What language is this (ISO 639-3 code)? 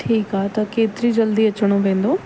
snd